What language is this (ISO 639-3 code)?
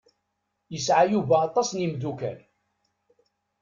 kab